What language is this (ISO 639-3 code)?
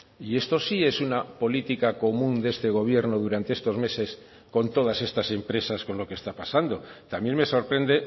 spa